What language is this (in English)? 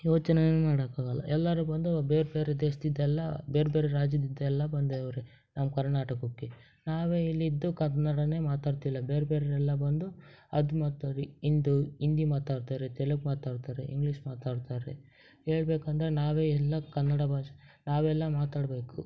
Kannada